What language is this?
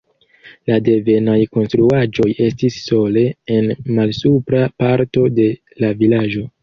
Esperanto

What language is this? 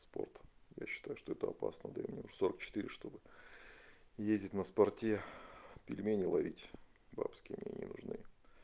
Russian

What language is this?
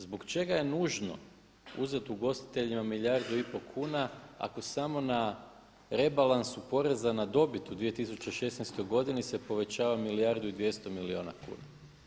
Croatian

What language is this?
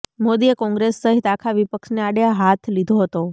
Gujarati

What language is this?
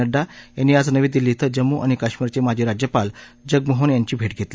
Marathi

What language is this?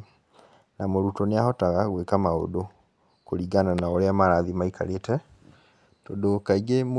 Kikuyu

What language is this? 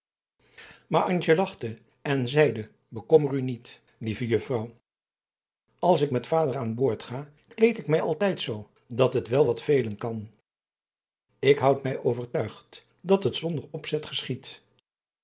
Dutch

